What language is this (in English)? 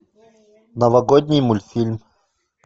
Russian